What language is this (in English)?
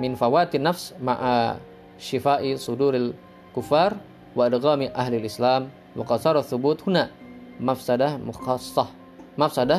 Indonesian